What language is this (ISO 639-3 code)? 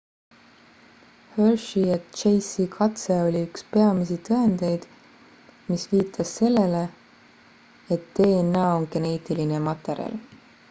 est